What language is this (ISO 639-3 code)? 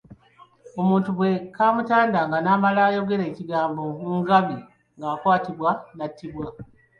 lug